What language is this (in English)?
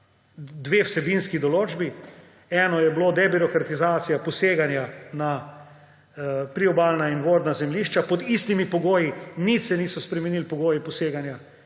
Slovenian